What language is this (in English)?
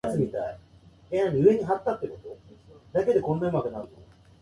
Japanese